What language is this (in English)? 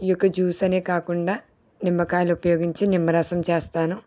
Telugu